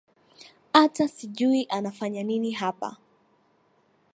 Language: Swahili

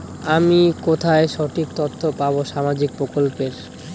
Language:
Bangla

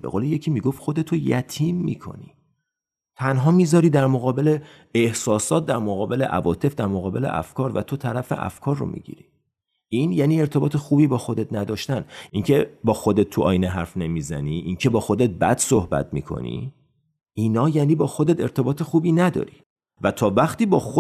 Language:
Persian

